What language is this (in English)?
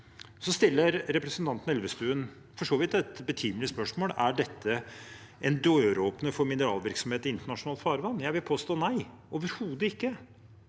Norwegian